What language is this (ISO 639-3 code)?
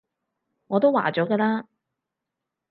yue